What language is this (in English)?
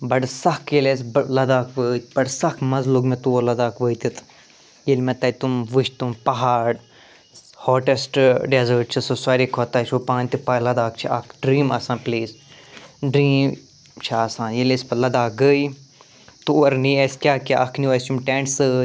Kashmiri